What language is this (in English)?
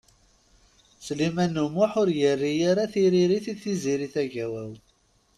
Kabyle